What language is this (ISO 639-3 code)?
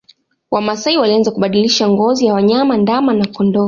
swa